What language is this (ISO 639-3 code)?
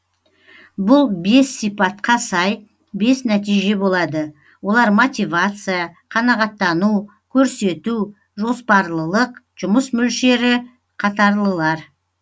kaz